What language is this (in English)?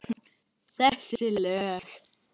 Icelandic